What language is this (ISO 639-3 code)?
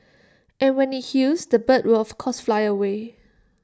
eng